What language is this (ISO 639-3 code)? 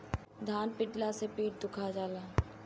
bho